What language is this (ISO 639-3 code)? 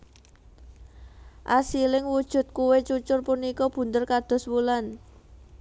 jav